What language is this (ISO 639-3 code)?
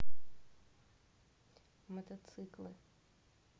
rus